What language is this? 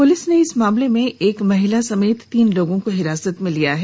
Hindi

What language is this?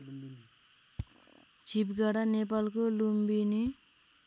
Nepali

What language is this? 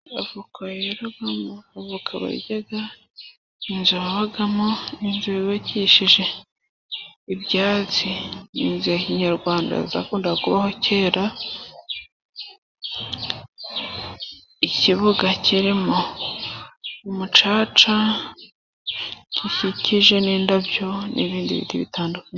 Kinyarwanda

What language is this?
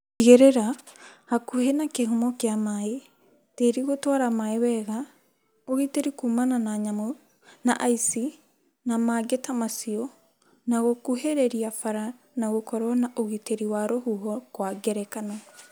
Kikuyu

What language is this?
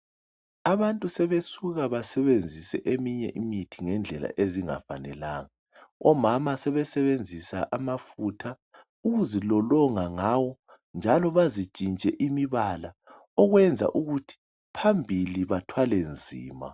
North Ndebele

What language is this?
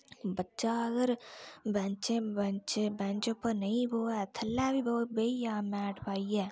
Dogri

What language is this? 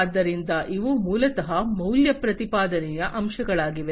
Kannada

